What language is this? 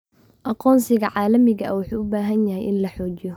Somali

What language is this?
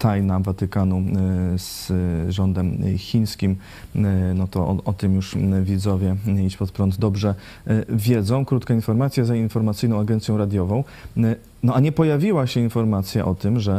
Polish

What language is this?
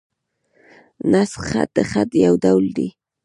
Pashto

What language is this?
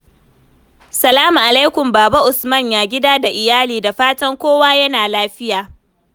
Hausa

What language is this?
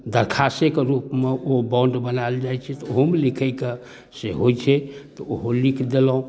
Maithili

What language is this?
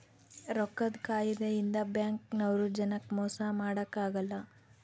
Kannada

